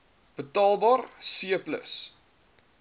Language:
Afrikaans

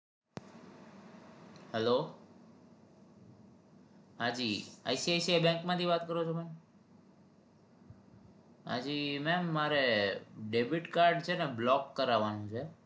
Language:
Gujarati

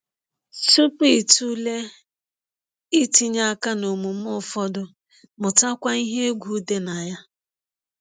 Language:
Igbo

